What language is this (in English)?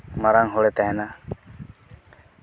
Santali